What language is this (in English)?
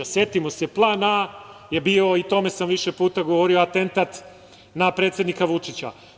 Serbian